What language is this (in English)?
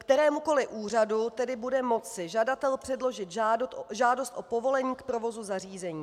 Czech